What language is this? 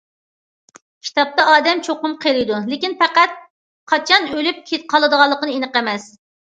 Uyghur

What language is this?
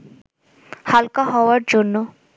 Bangla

